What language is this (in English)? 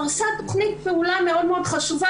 Hebrew